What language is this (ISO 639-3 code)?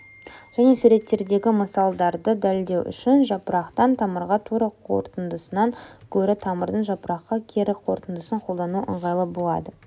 kaz